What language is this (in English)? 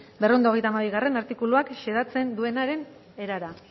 Basque